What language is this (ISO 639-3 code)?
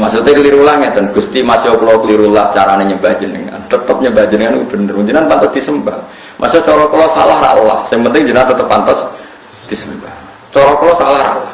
ind